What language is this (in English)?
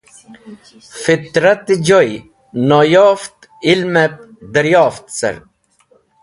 Wakhi